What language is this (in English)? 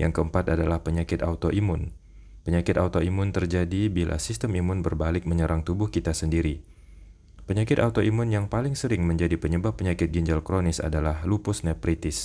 Indonesian